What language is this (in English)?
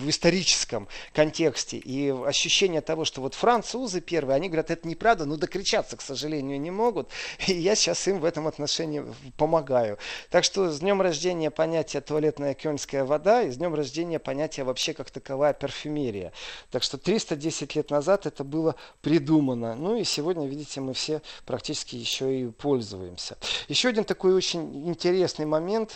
Russian